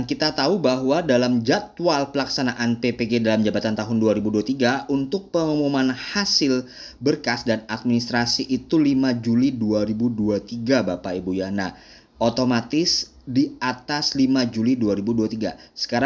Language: Indonesian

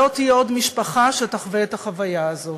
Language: Hebrew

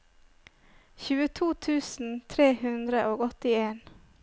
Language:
Norwegian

